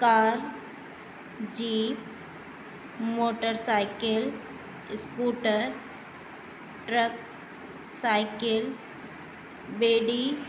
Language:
Sindhi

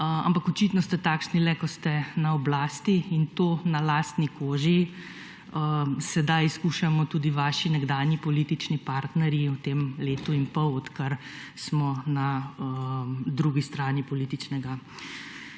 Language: Slovenian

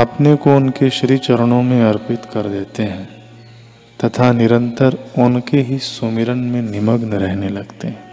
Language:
Hindi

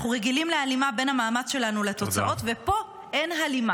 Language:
Hebrew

